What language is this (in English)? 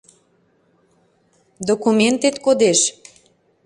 Mari